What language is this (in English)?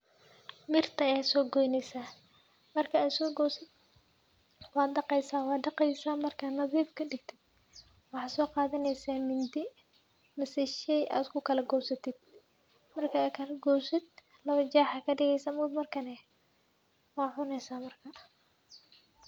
Somali